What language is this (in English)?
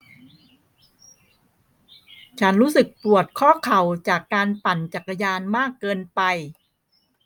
Thai